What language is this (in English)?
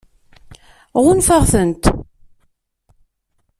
Kabyle